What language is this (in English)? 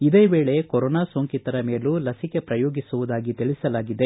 Kannada